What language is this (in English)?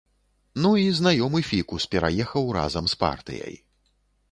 Belarusian